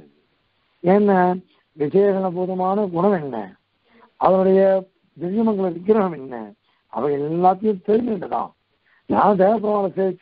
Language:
Korean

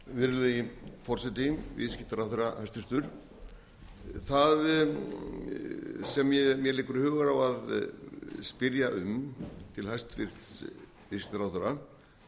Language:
Icelandic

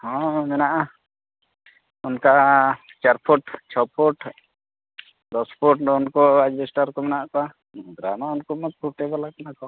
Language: Santali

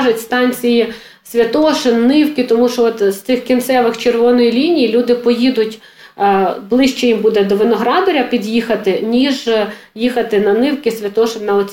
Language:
Ukrainian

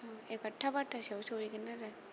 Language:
Bodo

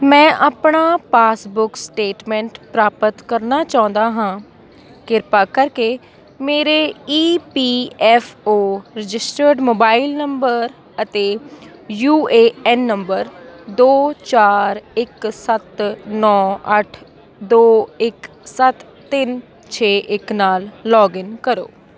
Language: Punjabi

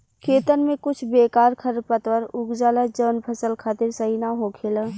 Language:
Bhojpuri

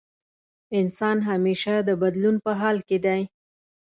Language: Pashto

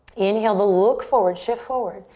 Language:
English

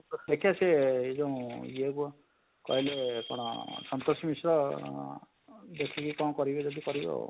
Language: Odia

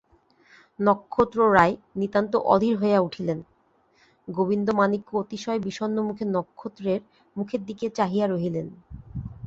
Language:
Bangla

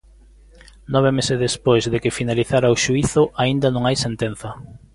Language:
Galician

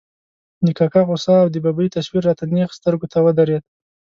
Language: Pashto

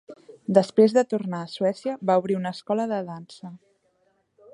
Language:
Catalan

